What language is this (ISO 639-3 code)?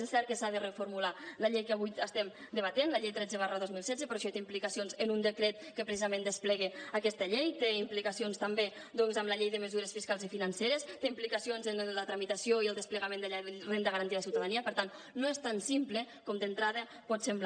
cat